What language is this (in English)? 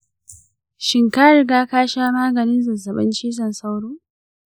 Hausa